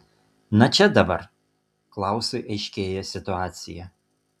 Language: Lithuanian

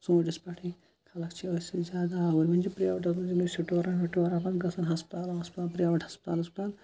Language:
Kashmiri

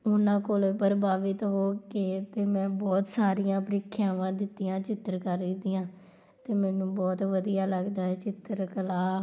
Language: Punjabi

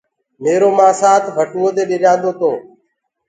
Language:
Gurgula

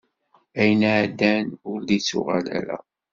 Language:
Kabyle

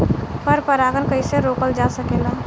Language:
Bhojpuri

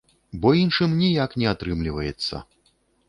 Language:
Belarusian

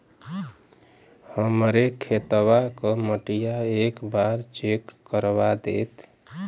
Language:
Bhojpuri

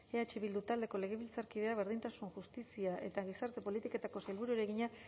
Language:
Basque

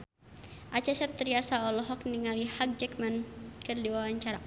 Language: Sundanese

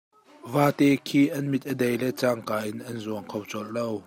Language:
Hakha Chin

